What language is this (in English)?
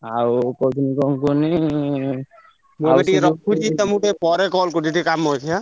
Odia